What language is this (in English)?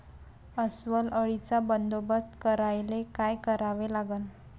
Marathi